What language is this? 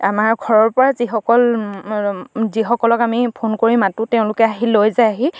Assamese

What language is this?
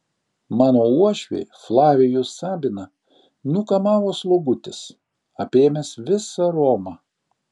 Lithuanian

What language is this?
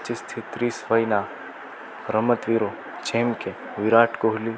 Gujarati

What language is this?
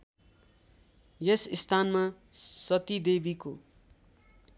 Nepali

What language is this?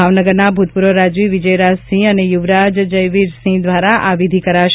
Gujarati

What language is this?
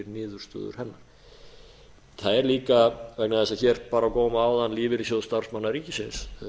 Icelandic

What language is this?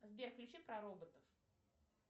Russian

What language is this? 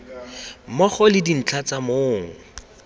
Tswana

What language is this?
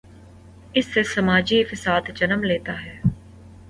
Urdu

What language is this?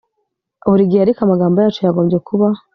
Kinyarwanda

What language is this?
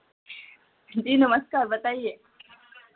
Hindi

